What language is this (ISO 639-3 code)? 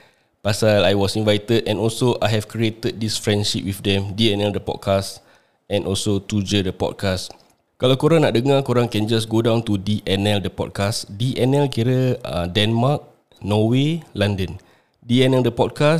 msa